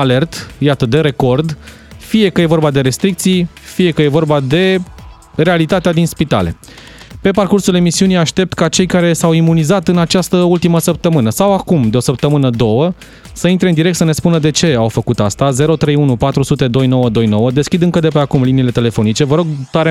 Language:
Romanian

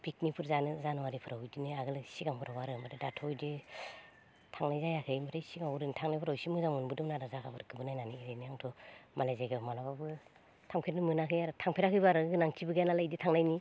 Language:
Bodo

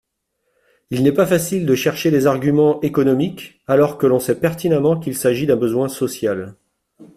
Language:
French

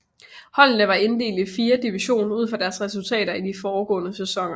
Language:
Danish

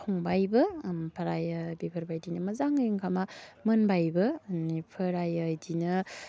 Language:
Bodo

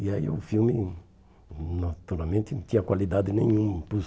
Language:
Portuguese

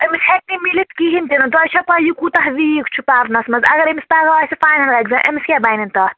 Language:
Kashmiri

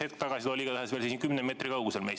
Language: Estonian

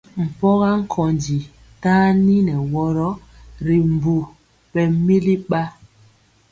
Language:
Mpiemo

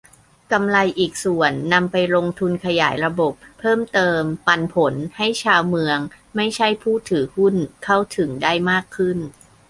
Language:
Thai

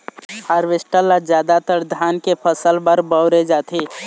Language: Chhattisgarhi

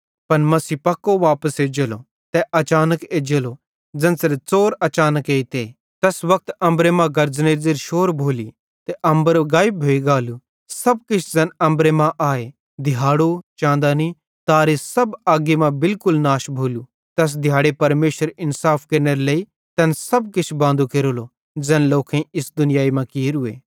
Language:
Bhadrawahi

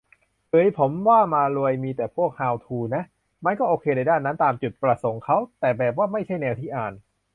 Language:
Thai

